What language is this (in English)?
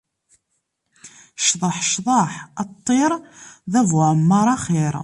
Kabyle